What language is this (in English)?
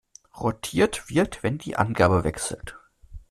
German